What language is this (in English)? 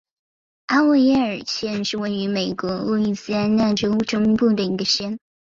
Chinese